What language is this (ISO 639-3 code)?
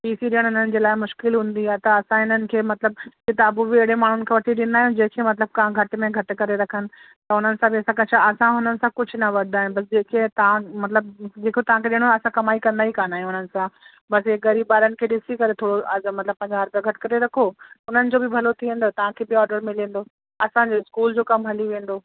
snd